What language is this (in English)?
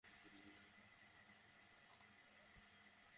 Bangla